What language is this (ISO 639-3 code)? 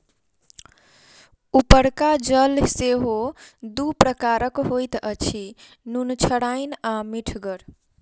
mai